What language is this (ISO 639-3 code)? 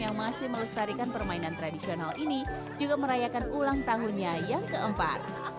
ind